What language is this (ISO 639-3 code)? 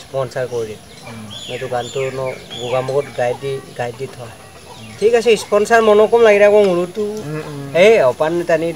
ind